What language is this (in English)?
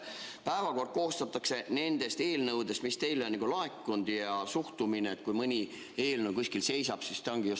Estonian